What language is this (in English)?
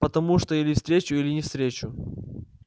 Russian